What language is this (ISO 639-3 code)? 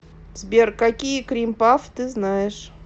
rus